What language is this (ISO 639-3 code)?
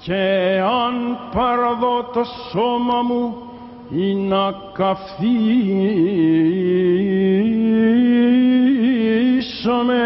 ell